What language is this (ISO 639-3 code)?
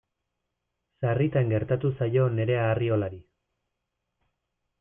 eus